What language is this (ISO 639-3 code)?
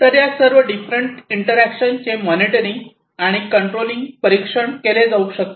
mar